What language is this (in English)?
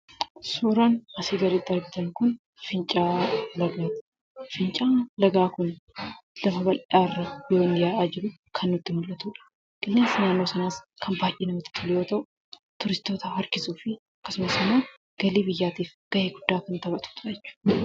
Oromo